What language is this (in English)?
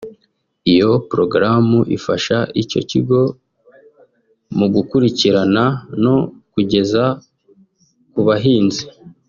Kinyarwanda